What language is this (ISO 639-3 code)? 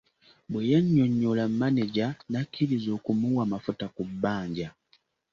lug